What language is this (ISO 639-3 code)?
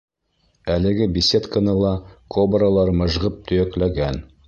bak